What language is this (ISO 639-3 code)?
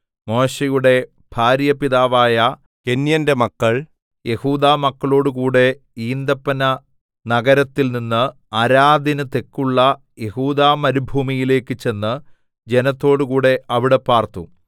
mal